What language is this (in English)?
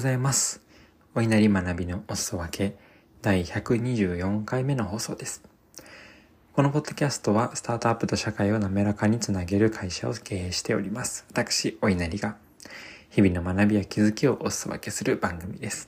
Japanese